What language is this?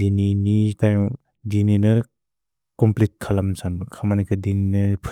Bodo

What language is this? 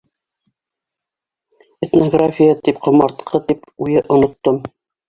Bashkir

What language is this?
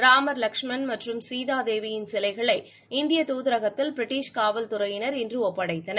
Tamil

